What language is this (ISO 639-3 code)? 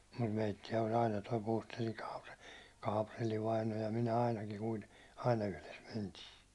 fin